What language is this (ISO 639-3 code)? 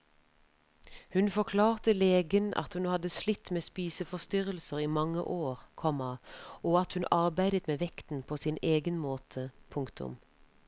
nor